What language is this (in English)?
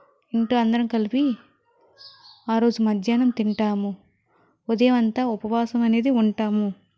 Telugu